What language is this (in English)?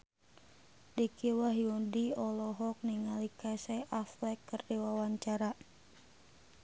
Sundanese